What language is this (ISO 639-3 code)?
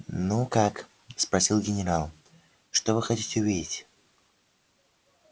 rus